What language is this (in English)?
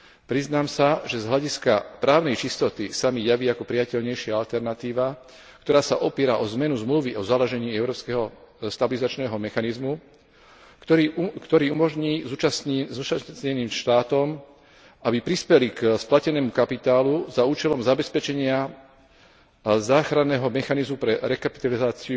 Slovak